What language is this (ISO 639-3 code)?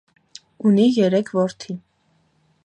hye